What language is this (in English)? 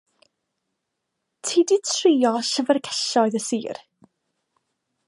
Welsh